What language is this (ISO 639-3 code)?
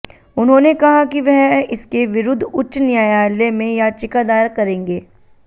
hin